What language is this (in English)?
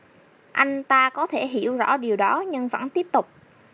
Vietnamese